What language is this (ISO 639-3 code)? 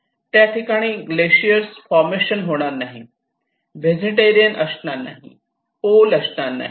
mar